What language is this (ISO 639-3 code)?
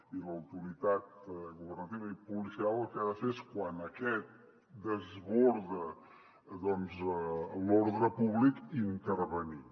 cat